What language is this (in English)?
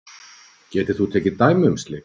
Icelandic